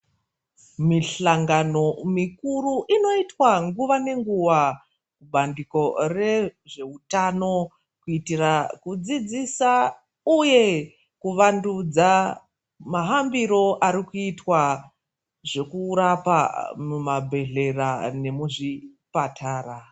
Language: Ndau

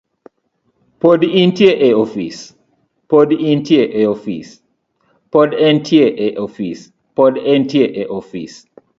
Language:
Luo (Kenya and Tanzania)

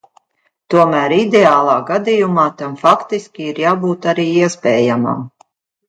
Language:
Latvian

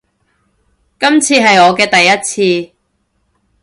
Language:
Cantonese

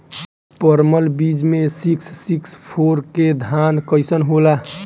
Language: Bhojpuri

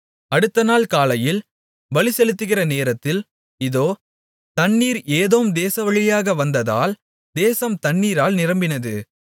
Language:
Tamil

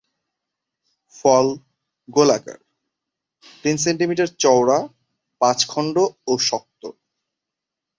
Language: Bangla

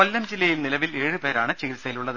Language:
Malayalam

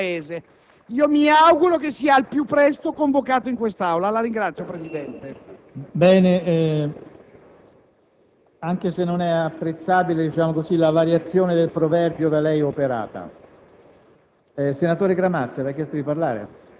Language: Italian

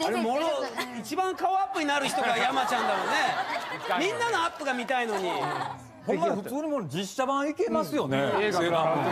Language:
Japanese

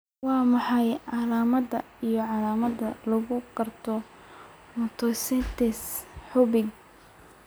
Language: Somali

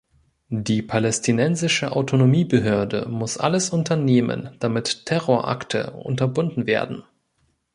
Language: German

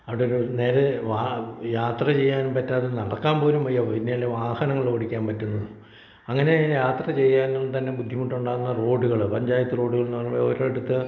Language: Malayalam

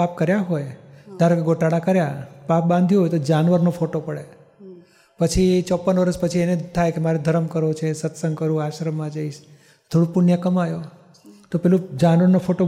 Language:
Gujarati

